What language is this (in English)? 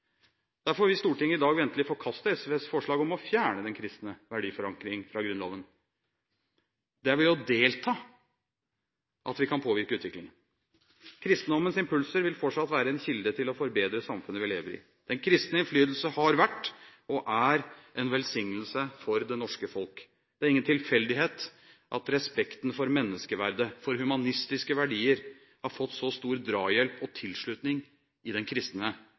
Norwegian Bokmål